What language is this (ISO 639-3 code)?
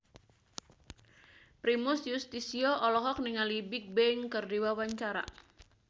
sun